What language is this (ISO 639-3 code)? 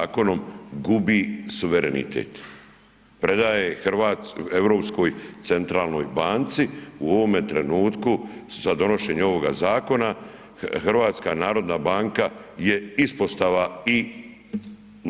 hrv